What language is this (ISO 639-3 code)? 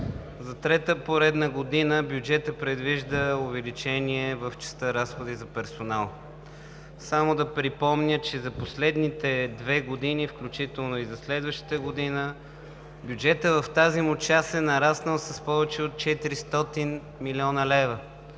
bul